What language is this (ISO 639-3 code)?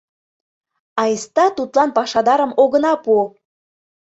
chm